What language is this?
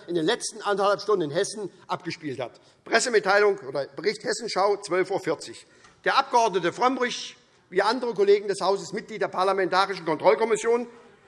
German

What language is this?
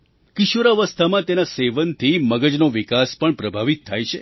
Gujarati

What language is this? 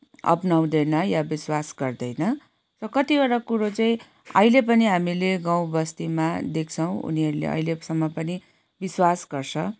Nepali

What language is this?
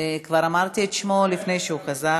Hebrew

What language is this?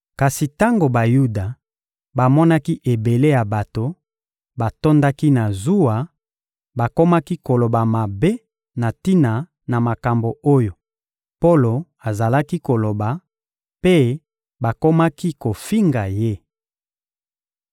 Lingala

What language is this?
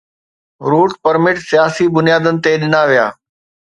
Sindhi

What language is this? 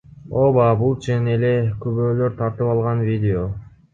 Kyrgyz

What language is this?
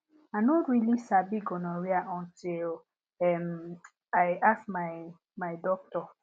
Nigerian Pidgin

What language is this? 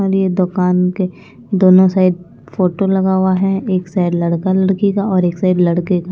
Hindi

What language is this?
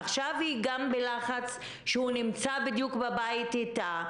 Hebrew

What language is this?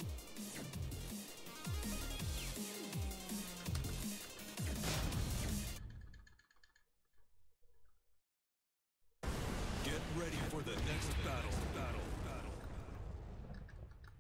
Russian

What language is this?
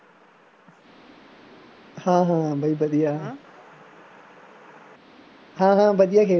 Punjabi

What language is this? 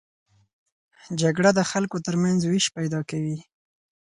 Pashto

